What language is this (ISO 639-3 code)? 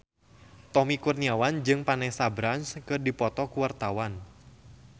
sun